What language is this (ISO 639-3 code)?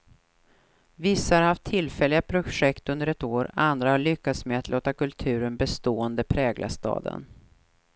swe